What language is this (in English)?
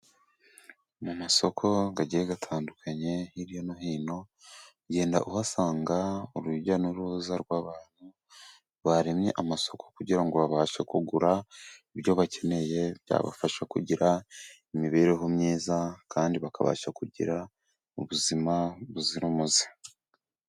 Kinyarwanda